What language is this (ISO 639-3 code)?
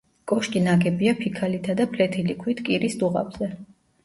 kat